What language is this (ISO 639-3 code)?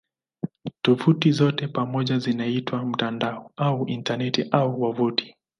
swa